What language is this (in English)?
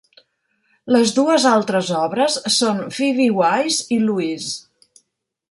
Catalan